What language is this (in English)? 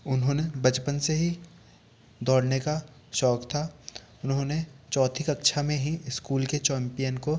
Hindi